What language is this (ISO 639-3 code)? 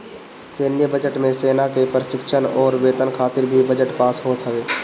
bho